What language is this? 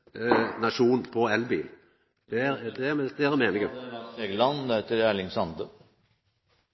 Norwegian Nynorsk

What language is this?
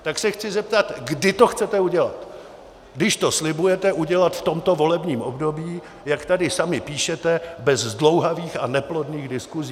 Czech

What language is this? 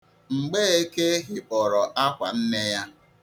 Igbo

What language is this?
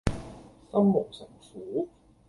Cantonese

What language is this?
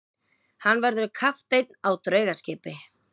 Icelandic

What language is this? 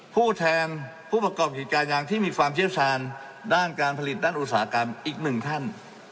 Thai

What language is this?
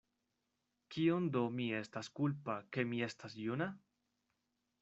Esperanto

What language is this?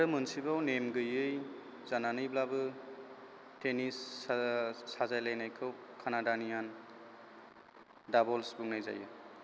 Bodo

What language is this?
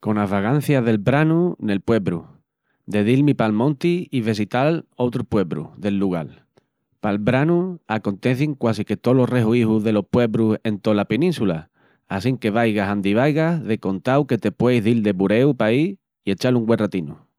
Extremaduran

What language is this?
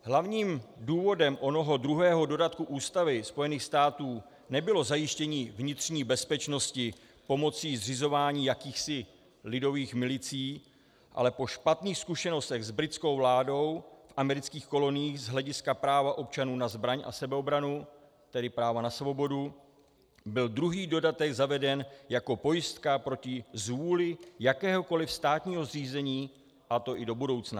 Czech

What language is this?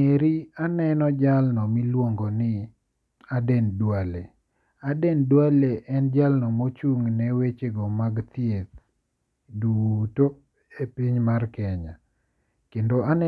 Luo (Kenya and Tanzania)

